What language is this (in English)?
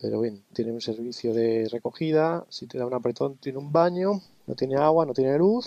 Spanish